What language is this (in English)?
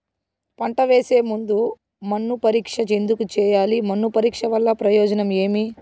Telugu